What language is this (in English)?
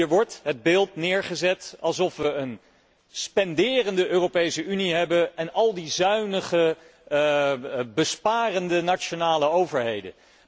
Dutch